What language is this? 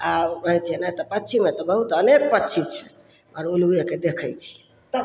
Maithili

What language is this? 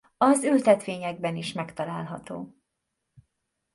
Hungarian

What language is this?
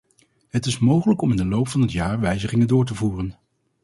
Dutch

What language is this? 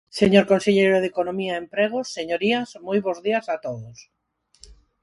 Galician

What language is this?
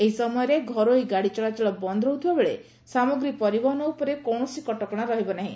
Odia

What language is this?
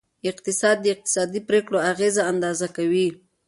Pashto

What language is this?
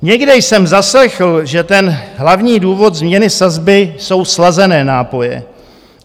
Czech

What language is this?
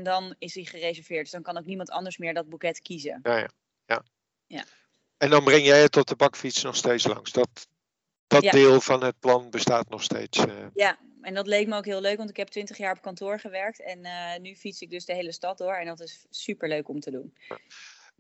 Dutch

